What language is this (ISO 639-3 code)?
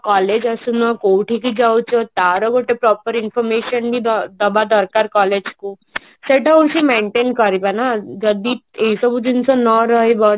ori